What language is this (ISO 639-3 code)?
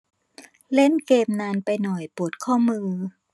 tha